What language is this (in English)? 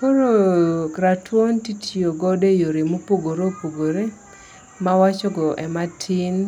Luo (Kenya and Tanzania)